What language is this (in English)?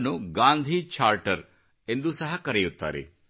Kannada